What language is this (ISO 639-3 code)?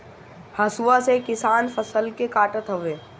bho